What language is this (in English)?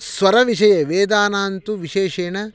Sanskrit